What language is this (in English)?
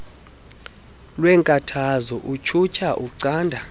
Xhosa